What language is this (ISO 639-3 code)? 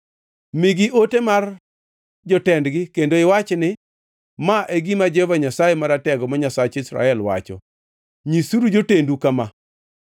luo